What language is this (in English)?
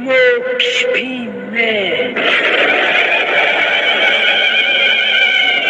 Turkish